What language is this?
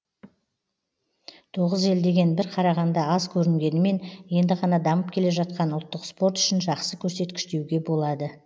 Kazakh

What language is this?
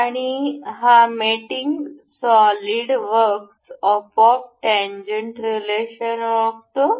Marathi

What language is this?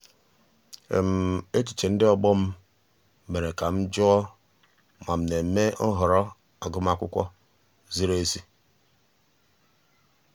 Igbo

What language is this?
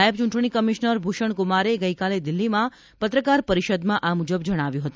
Gujarati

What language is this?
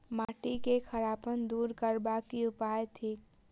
Maithili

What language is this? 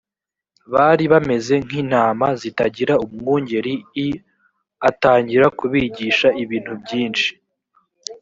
Kinyarwanda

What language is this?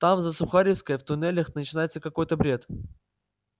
Russian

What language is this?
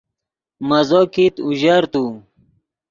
Yidgha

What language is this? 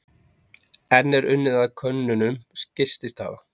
Icelandic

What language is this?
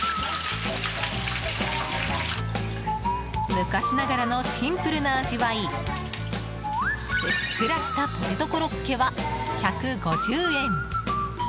Japanese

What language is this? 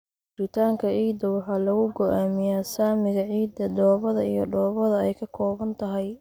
Somali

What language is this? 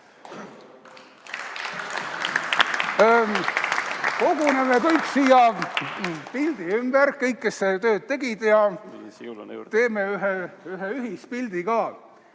Estonian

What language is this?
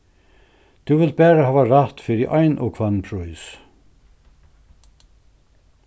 Faroese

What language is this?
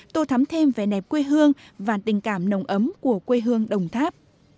Vietnamese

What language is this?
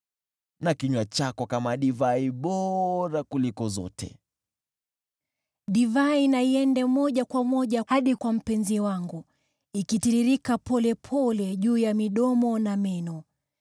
Swahili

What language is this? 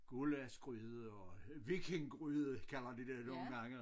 Danish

